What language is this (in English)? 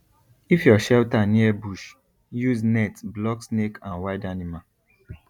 Nigerian Pidgin